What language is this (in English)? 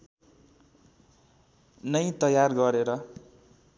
Nepali